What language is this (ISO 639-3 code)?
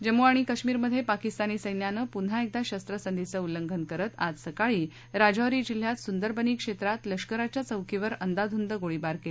mar